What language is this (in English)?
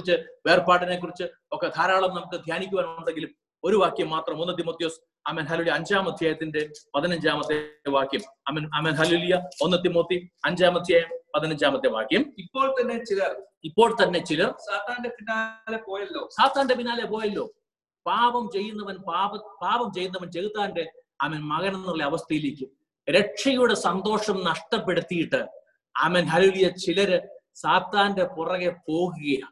Malayalam